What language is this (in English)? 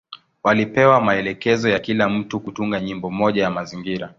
Swahili